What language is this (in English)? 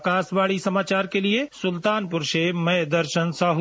Hindi